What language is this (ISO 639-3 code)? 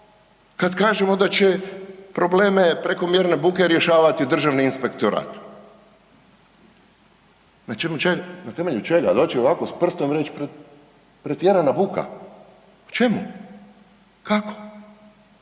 hrv